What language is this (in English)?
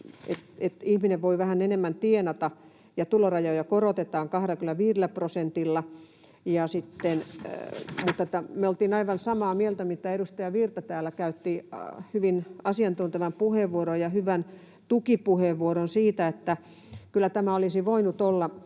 Finnish